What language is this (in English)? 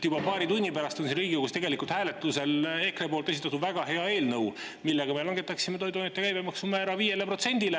Estonian